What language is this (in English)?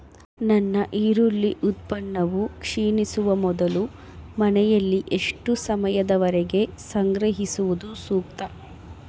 Kannada